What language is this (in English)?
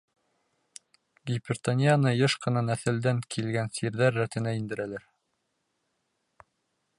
Bashkir